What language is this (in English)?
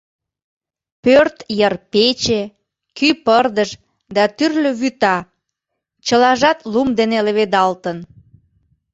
Mari